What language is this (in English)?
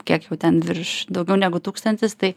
Lithuanian